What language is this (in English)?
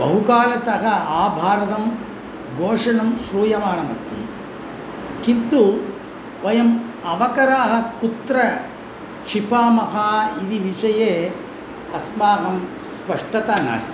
Sanskrit